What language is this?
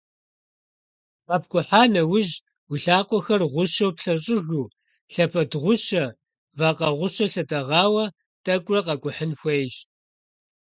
Kabardian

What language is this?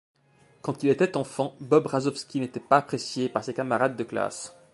French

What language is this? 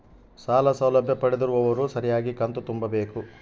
Kannada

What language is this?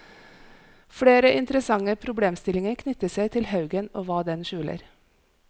Norwegian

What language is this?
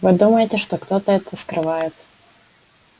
Russian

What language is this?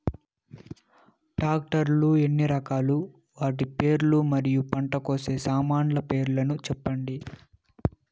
Telugu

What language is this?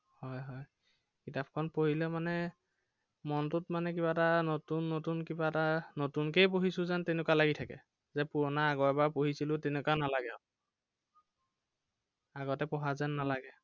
Assamese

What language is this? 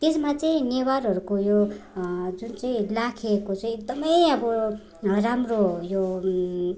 Nepali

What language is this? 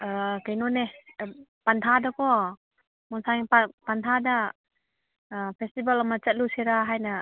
Manipuri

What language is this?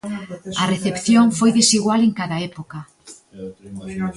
Galician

